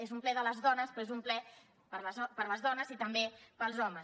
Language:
Catalan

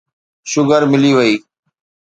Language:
Sindhi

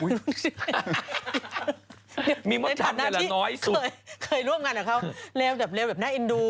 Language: Thai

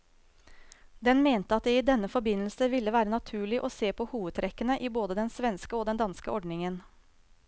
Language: Norwegian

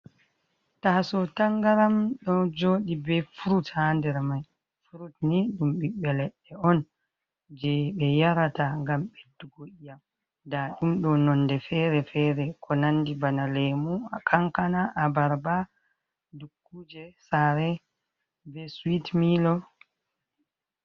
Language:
Fula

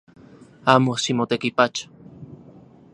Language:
Central Puebla Nahuatl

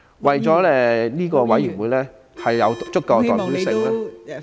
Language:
Cantonese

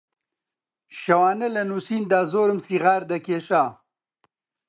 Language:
Central Kurdish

